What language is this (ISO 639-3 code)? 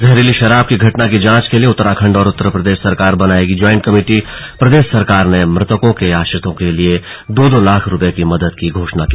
hin